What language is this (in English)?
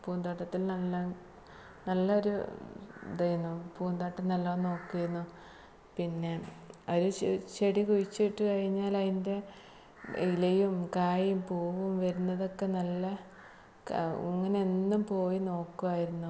Malayalam